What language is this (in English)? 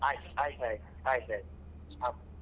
Kannada